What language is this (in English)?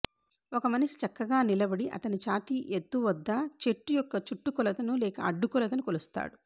Telugu